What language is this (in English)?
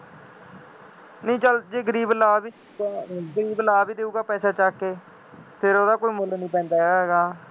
Punjabi